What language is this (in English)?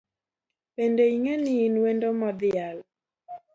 Luo (Kenya and Tanzania)